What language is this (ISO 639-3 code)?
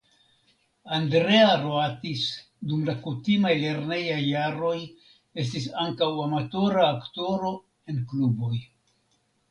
epo